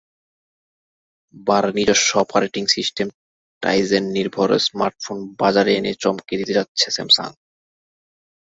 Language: Bangla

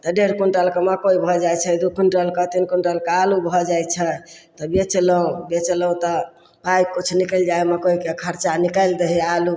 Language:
Maithili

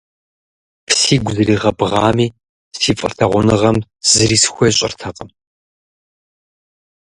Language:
Kabardian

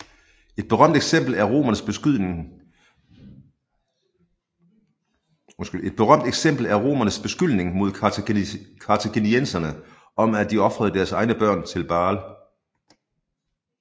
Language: Danish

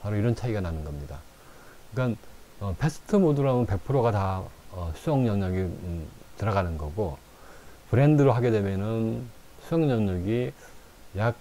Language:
Korean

